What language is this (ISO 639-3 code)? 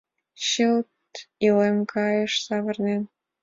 chm